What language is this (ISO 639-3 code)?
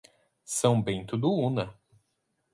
por